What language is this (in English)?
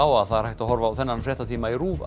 Icelandic